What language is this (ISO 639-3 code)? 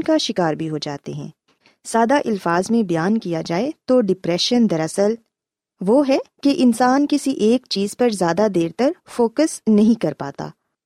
urd